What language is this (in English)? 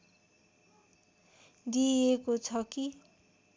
Nepali